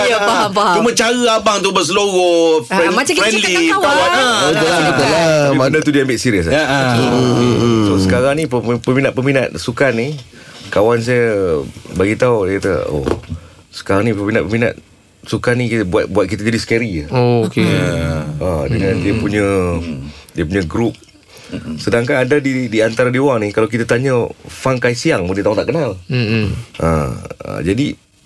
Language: Malay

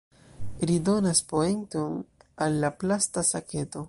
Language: Esperanto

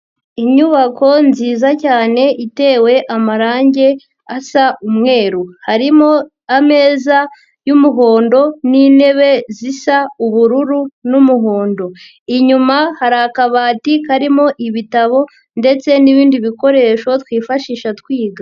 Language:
Kinyarwanda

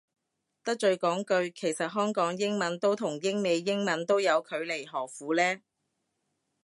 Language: Cantonese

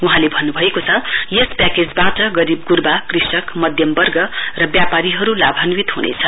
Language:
Nepali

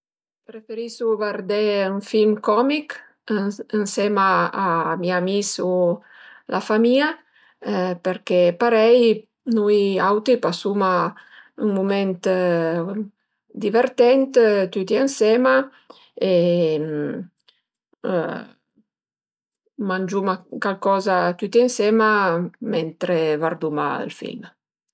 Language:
Piedmontese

